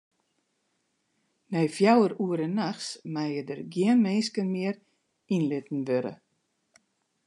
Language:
Western Frisian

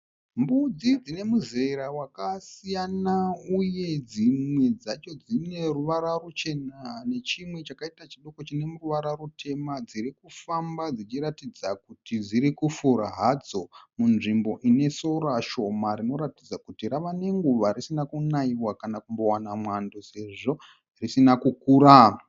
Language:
Shona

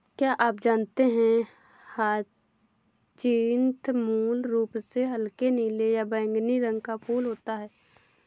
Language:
Hindi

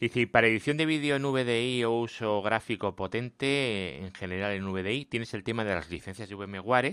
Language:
Spanish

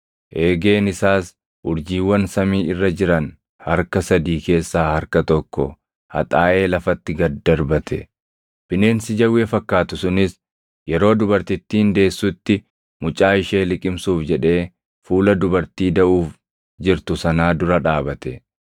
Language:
Oromo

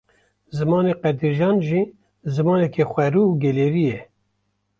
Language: Kurdish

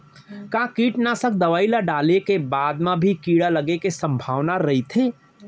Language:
Chhattisgarhi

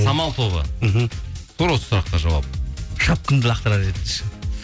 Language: Kazakh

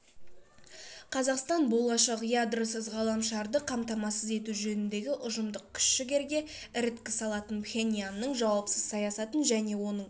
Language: Kazakh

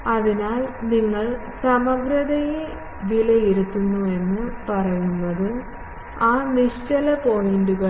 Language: Malayalam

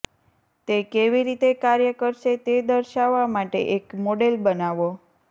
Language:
Gujarati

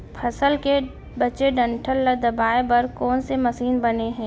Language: Chhattisgarhi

